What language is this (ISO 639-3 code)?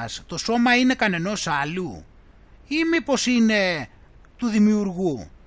ell